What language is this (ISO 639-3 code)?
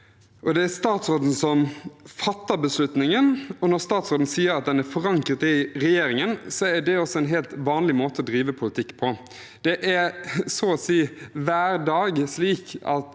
nor